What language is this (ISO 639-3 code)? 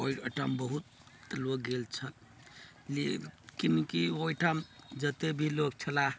mai